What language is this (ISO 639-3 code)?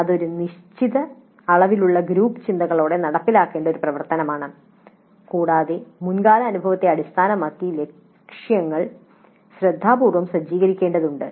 mal